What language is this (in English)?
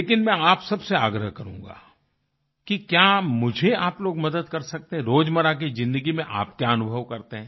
Hindi